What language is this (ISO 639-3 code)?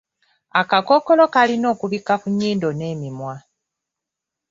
lug